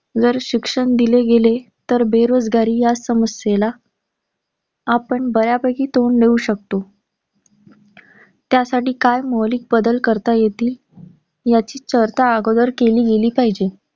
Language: Marathi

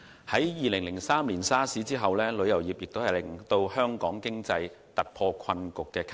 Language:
Cantonese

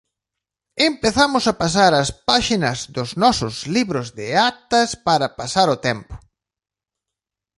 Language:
Galician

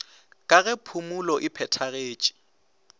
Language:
Northern Sotho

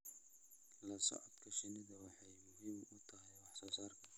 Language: Somali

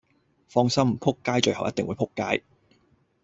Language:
Cantonese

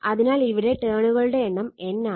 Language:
Malayalam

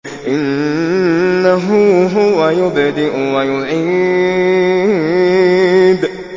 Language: Arabic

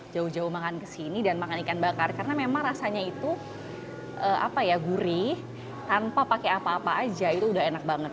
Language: Indonesian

